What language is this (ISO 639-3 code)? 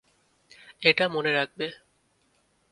ben